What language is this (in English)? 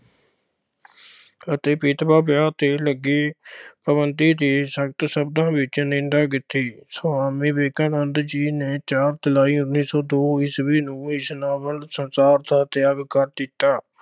Punjabi